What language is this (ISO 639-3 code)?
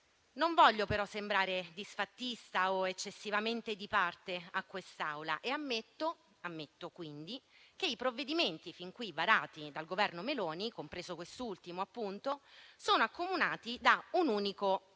ita